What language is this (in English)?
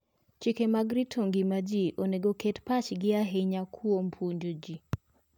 Luo (Kenya and Tanzania)